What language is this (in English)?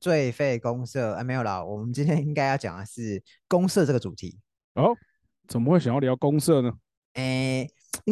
Chinese